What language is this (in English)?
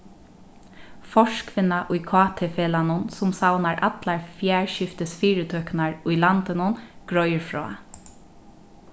Faroese